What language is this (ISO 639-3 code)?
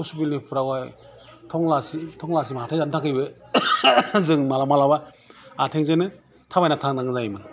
brx